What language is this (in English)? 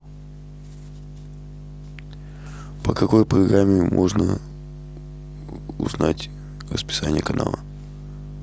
Russian